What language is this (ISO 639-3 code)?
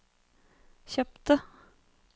nor